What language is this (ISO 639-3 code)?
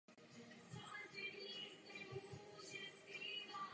ces